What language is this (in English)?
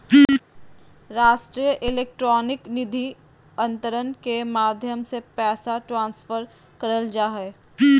Magahi